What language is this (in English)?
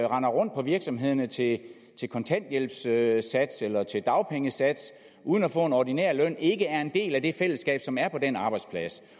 Danish